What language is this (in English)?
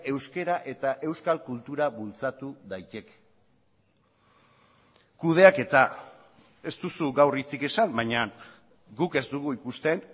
Basque